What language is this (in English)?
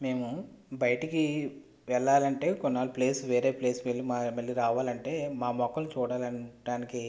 Telugu